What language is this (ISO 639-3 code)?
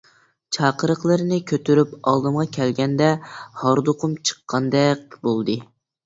uig